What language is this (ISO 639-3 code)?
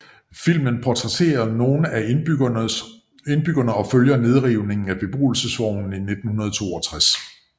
dan